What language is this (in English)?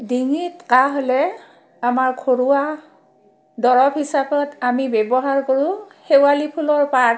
Assamese